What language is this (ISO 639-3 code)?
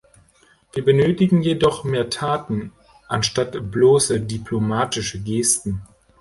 deu